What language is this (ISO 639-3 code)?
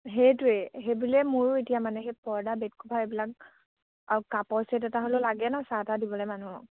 asm